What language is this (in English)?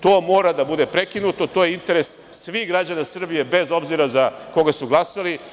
Serbian